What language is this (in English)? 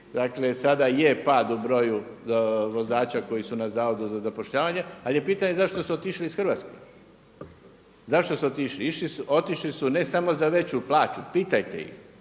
Croatian